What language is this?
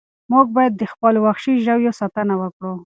Pashto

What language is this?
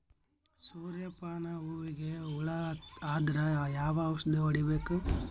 Kannada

